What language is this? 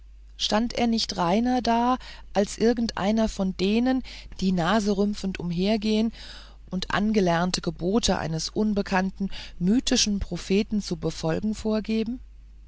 German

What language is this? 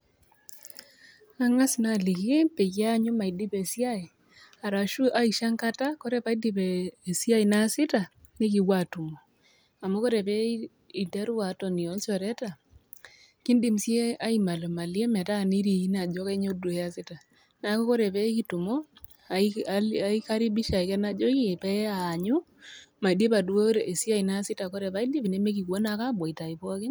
Masai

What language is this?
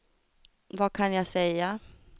Swedish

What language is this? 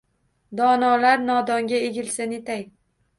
Uzbek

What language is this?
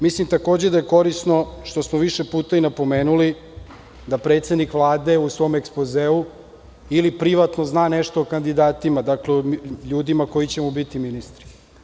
Serbian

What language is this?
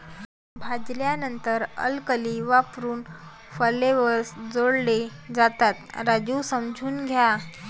Marathi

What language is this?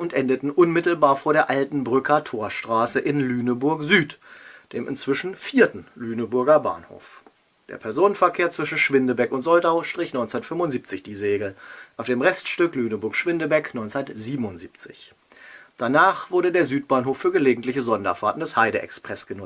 German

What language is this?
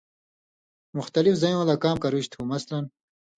Indus Kohistani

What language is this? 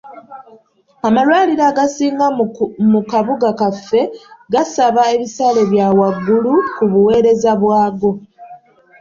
Ganda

